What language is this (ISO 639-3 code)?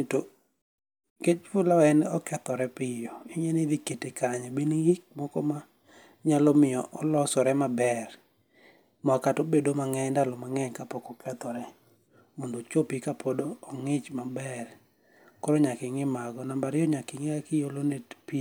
luo